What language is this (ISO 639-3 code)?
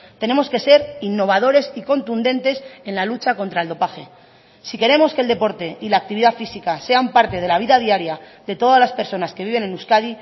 spa